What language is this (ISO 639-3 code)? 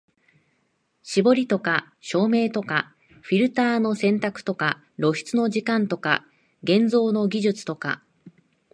jpn